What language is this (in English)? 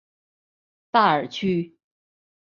Chinese